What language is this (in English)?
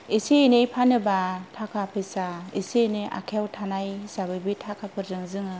Bodo